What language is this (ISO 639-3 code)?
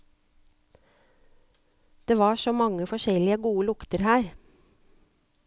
nor